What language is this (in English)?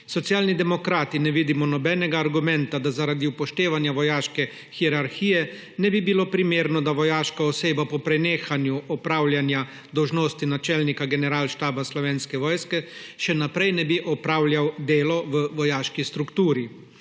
Slovenian